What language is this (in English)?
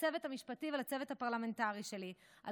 Hebrew